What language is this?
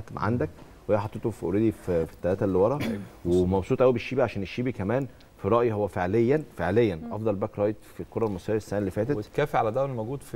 Arabic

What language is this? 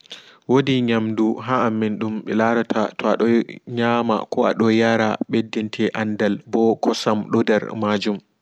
Fula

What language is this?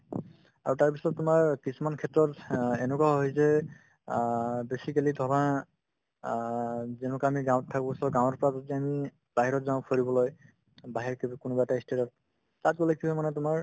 Assamese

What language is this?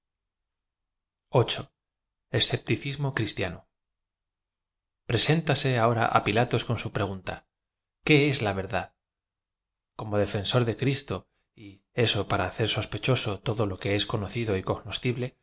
Spanish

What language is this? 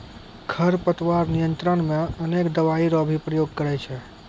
Maithili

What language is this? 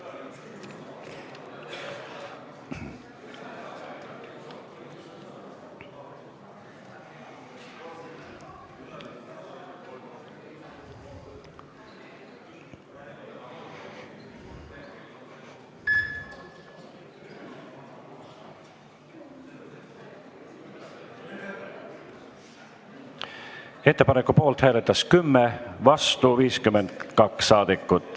Estonian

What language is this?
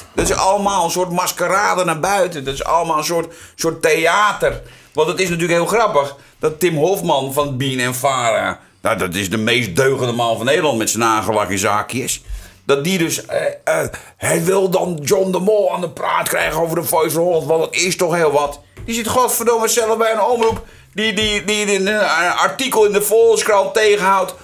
Dutch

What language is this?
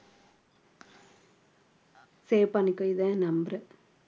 Tamil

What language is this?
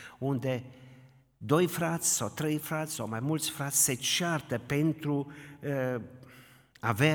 Romanian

